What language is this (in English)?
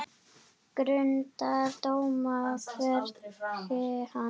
Icelandic